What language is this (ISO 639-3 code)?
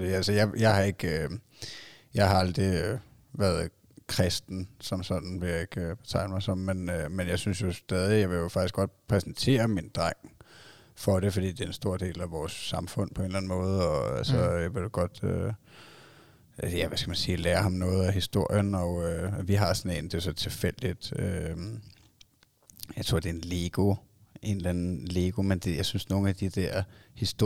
dan